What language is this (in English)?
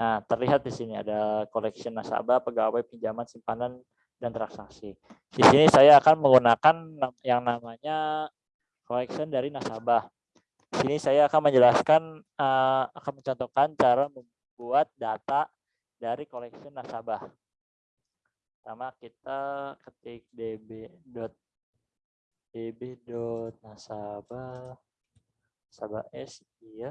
Indonesian